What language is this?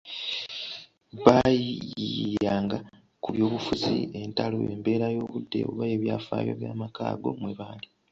Ganda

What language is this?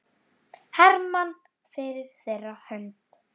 Icelandic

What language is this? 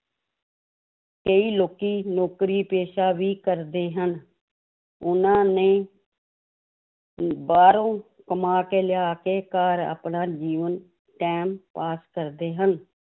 Punjabi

